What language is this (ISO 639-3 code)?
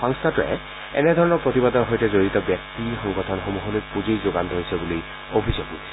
asm